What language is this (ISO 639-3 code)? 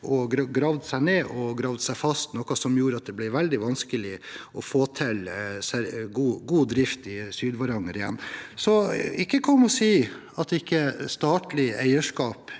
nor